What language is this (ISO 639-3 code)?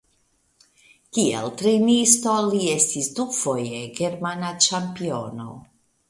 epo